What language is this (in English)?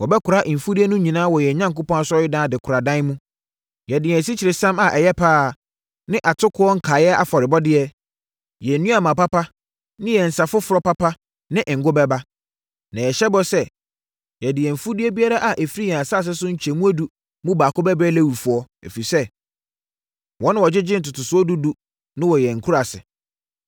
Akan